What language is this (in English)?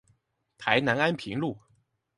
Chinese